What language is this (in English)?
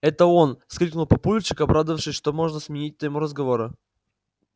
Russian